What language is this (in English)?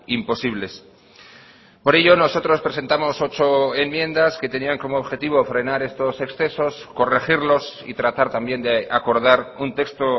Spanish